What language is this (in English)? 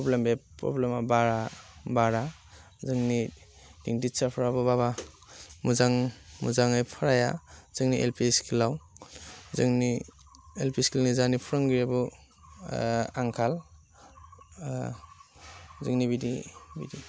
Bodo